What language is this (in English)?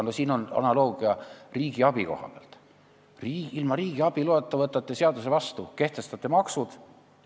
Estonian